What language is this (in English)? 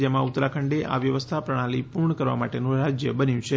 Gujarati